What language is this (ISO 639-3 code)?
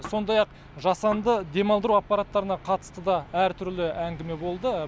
kaz